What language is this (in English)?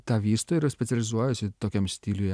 Lithuanian